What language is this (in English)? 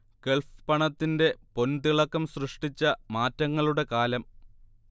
Malayalam